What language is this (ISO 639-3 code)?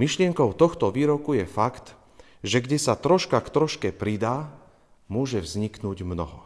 slk